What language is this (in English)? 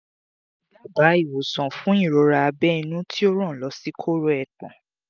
Yoruba